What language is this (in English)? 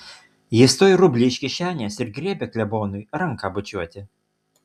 Lithuanian